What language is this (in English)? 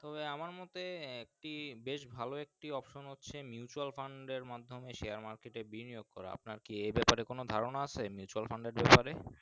Bangla